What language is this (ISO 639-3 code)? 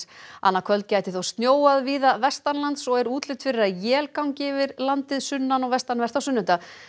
isl